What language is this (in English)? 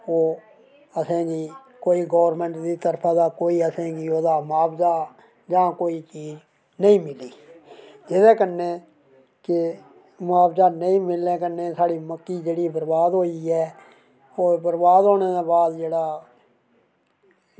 Dogri